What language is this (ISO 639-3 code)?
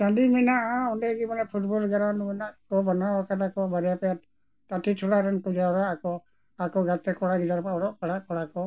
sat